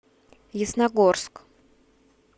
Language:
Russian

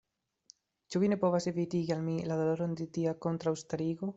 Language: Esperanto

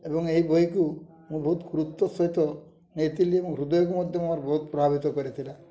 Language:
Odia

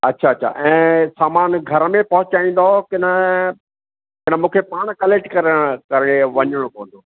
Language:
Sindhi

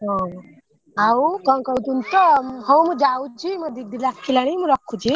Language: Odia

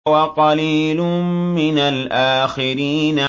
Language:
Arabic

